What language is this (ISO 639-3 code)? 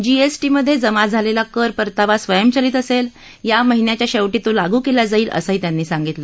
mar